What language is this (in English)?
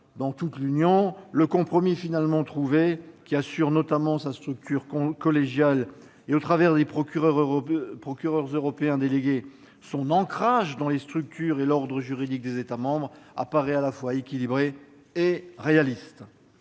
French